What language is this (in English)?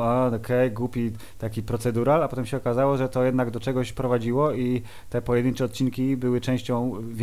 Polish